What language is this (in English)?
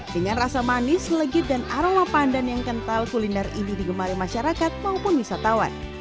Indonesian